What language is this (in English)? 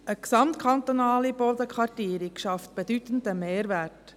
Swiss German